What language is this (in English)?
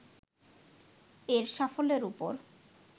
Bangla